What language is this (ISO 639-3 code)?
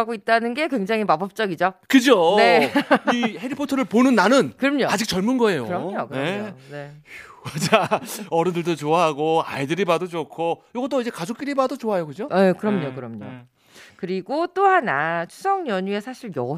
kor